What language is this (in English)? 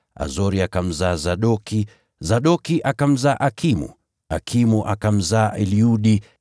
Swahili